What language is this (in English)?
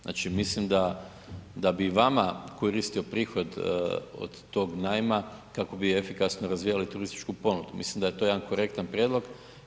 Croatian